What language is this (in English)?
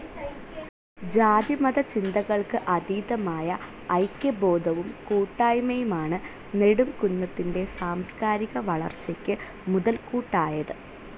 Malayalam